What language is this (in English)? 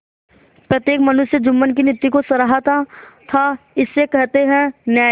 Hindi